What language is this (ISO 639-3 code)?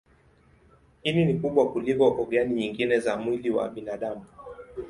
swa